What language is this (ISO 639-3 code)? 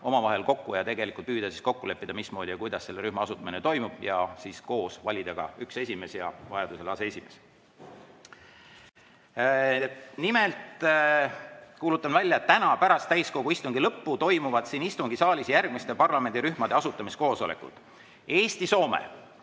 est